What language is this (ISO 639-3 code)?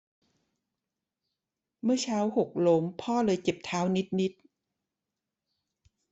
tha